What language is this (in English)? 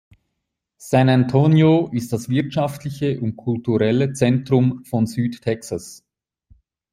German